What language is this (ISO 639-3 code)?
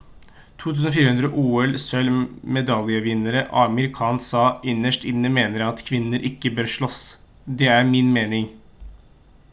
nob